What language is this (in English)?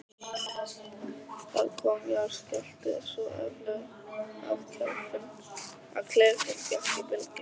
Icelandic